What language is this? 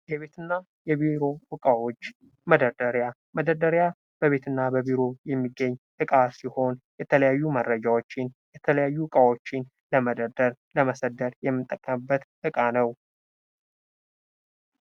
Amharic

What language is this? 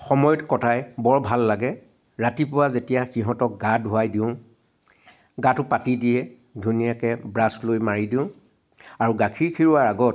Assamese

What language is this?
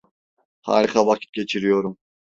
Turkish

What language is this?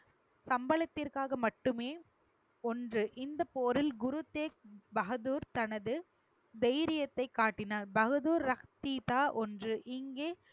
Tamil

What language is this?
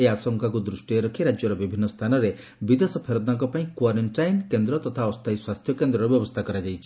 Odia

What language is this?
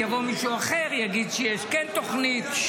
Hebrew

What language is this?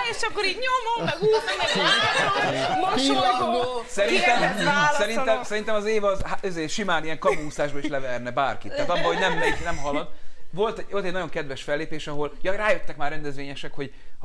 Hungarian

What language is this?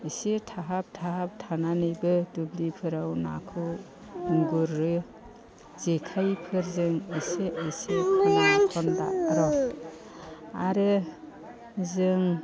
Bodo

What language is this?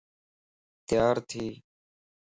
Lasi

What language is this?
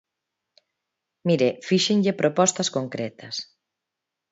Galician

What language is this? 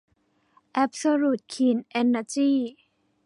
Thai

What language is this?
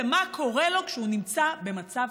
Hebrew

